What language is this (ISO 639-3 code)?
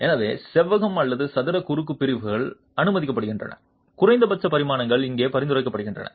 tam